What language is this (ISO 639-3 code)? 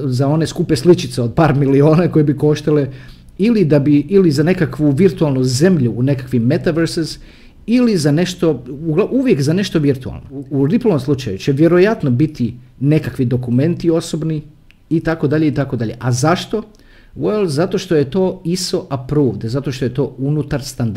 hrv